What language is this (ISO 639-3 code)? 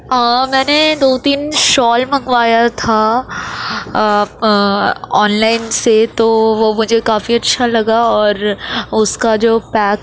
urd